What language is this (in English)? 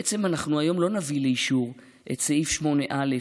Hebrew